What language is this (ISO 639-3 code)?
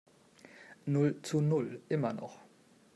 deu